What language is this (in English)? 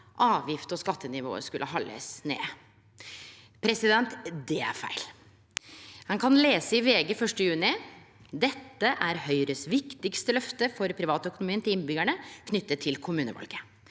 Norwegian